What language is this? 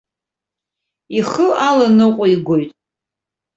Abkhazian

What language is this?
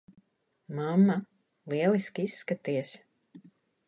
Latvian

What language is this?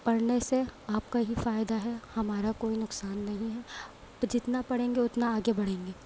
Urdu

